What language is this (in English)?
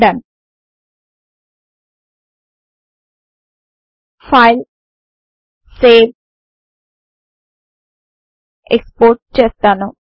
Telugu